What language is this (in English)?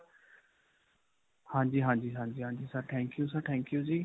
Punjabi